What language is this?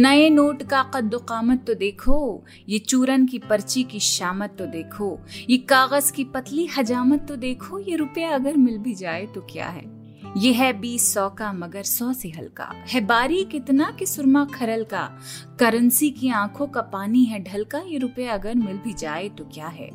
Hindi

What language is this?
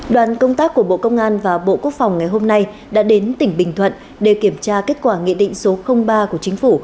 Vietnamese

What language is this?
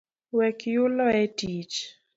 Luo (Kenya and Tanzania)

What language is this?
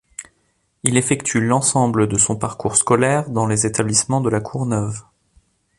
French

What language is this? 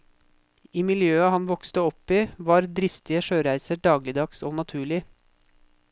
Norwegian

